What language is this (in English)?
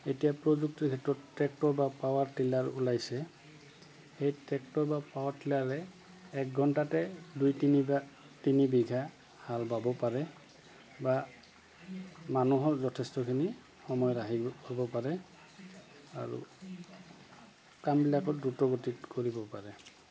Assamese